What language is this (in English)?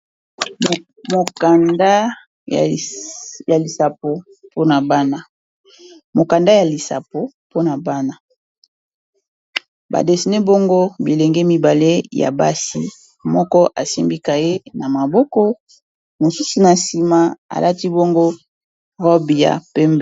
Lingala